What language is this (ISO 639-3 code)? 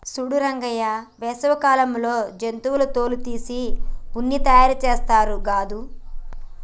tel